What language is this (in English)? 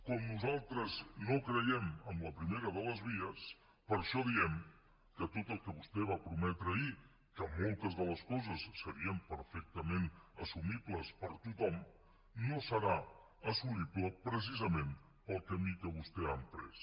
Catalan